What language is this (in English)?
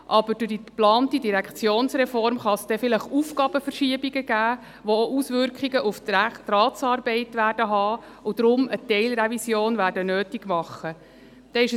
Swiss German